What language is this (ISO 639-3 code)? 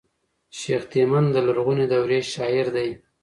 pus